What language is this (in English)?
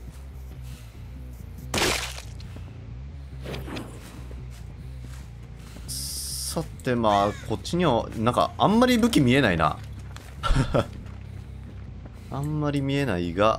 Japanese